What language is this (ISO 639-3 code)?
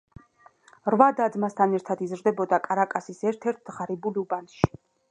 kat